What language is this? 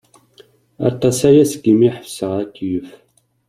Kabyle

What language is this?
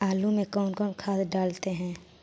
Magahi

